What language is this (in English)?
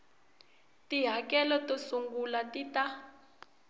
Tsonga